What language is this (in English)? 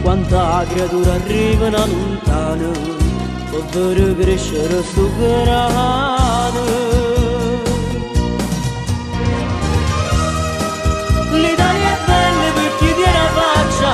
Romanian